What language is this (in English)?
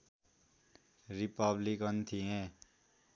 Nepali